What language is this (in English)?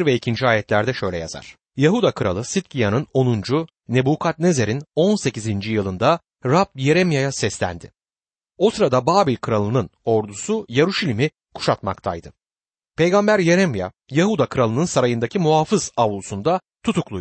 Turkish